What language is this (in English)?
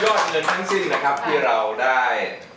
Thai